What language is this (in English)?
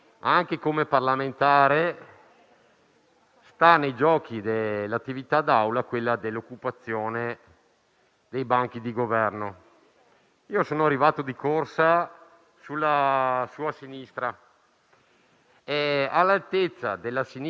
Italian